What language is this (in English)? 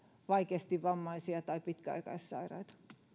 Finnish